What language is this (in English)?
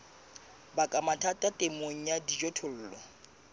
Southern Sotho